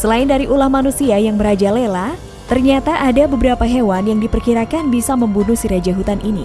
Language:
Indonesian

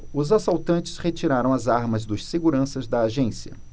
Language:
Portuguese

